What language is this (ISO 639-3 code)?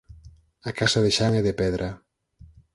glg